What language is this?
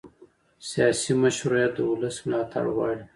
Pashto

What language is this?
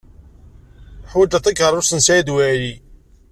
Kabyle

